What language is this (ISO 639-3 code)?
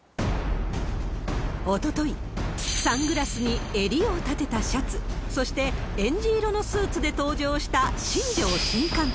jpn